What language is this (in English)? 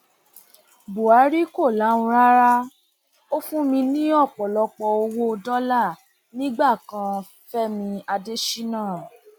Yoruba